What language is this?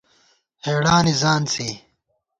Gawar-Bati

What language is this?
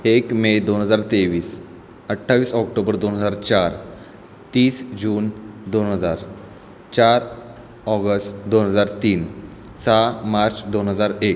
Marathi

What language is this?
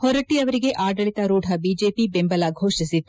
Kannada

